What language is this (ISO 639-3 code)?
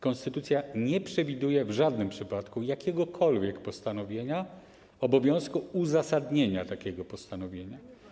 pol